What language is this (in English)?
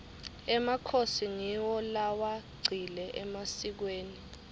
Swati